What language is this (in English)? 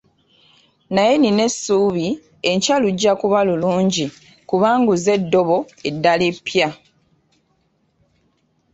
Ganda